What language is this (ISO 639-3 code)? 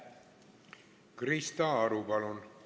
est